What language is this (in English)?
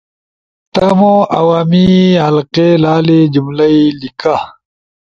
Ushojo